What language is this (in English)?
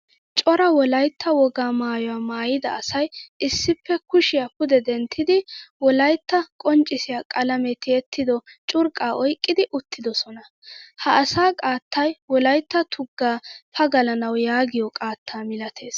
Wolaytta